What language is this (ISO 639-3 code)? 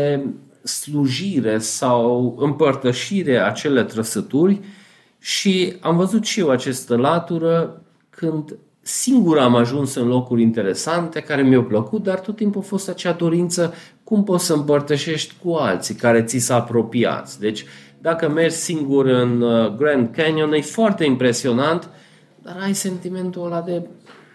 ron